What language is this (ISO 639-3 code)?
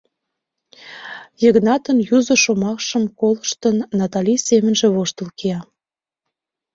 chm